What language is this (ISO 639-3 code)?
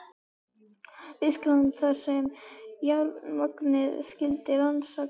isl